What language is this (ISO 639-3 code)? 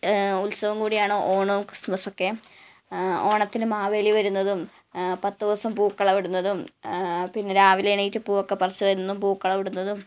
mal